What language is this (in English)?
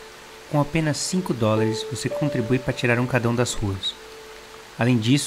Portuguese